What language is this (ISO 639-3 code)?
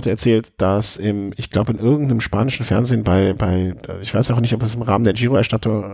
deu